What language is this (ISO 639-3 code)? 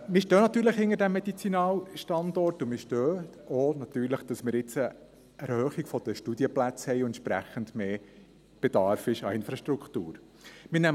gsw